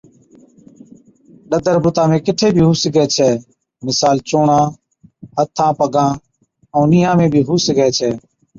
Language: Od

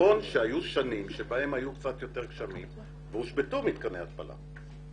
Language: Hebrew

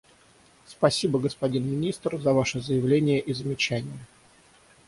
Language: Russian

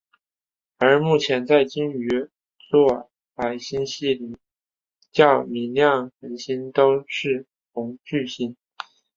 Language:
Chinese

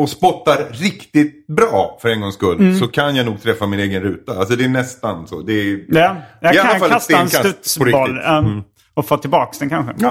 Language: Swedish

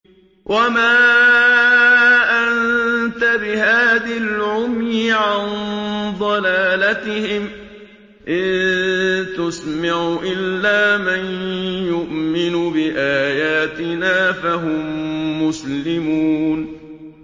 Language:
Arabic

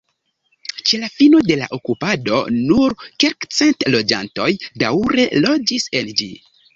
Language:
Esperanto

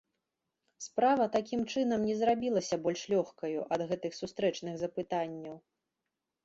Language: Belarusian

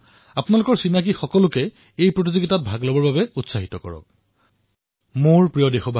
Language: Assamese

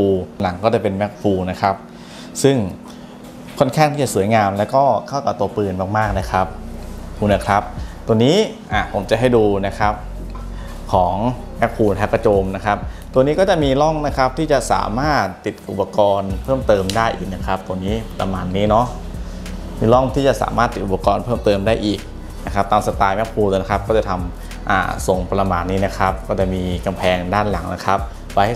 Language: Thai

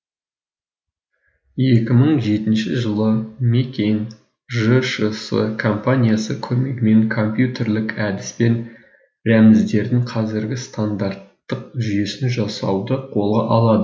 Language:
Kazakh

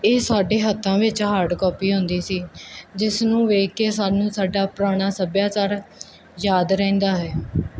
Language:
Punjabi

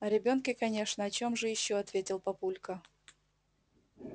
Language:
Russian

